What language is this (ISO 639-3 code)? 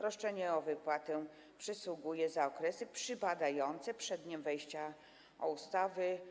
pol